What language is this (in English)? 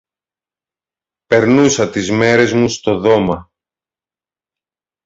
Greek